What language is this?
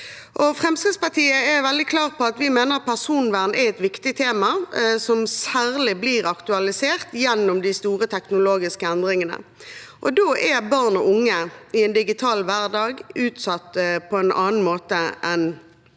Norwegian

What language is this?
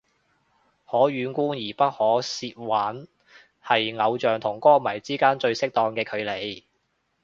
Cantonese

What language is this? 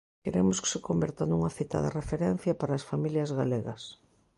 Galician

